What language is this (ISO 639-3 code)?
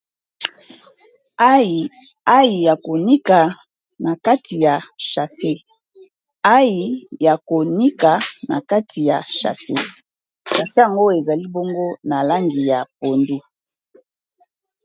lin